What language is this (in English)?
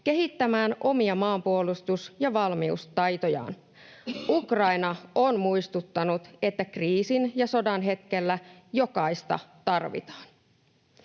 Finnish